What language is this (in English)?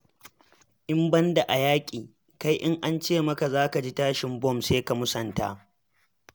Hausa